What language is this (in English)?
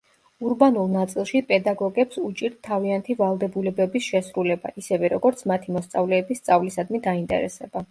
Georgian